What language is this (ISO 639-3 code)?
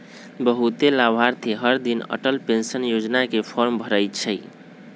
mag